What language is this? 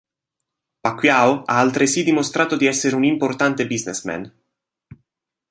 Italian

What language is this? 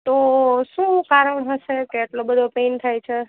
Gujarati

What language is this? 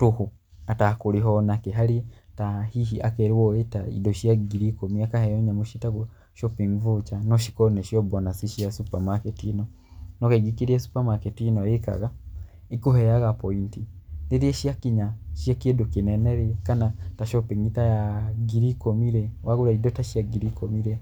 Kikuyu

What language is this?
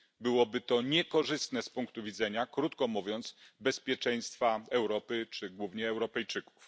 Polish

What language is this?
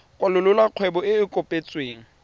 Tswana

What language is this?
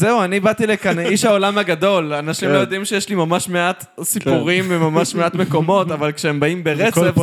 Hebrew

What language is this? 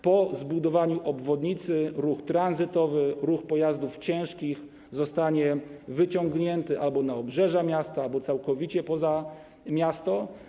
Polish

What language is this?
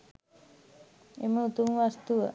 Sinhala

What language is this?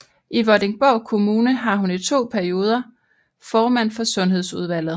Danish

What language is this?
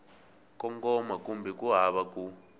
Tsonga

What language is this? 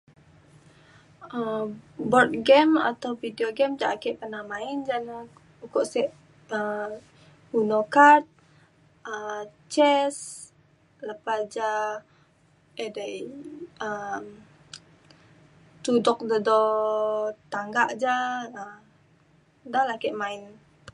Mainstream Kenyah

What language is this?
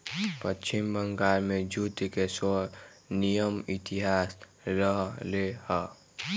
Magahi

